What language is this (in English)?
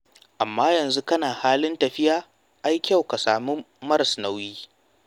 Hausa